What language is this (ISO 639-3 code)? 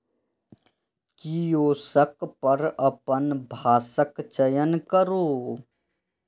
mai